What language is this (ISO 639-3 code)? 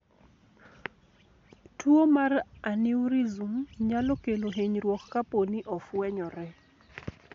luo